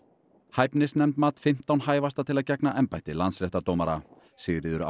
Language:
Icelandic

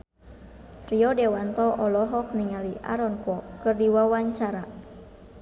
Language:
Sundanese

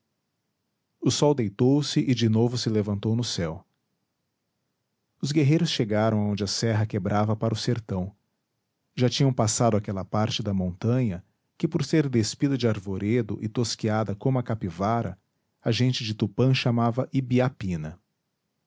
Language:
Portuguese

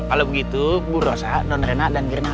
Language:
Indonesian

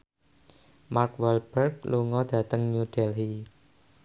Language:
Javanese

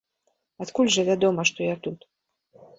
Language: Belarusian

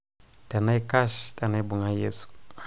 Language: Masai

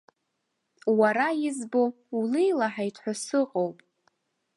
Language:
Abkhazian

